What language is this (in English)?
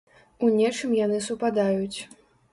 Belarusian